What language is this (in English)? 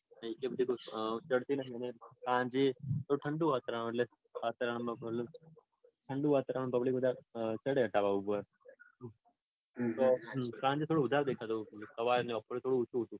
Gujarati